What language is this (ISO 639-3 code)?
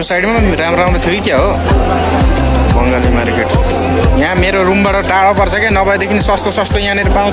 ind